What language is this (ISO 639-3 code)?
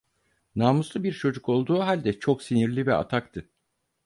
tur